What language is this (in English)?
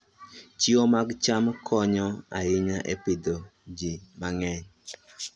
Luo (Kenya and Tanzania)